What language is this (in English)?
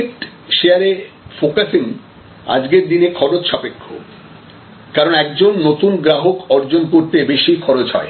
Bangla